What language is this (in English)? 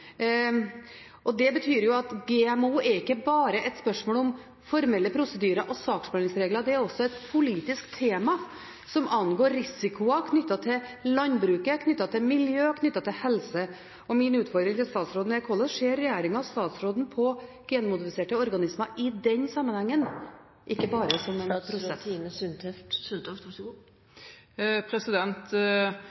Norwegian Bokmål